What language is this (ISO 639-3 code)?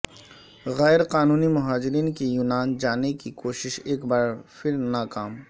urd